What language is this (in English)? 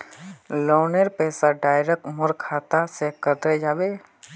Magahi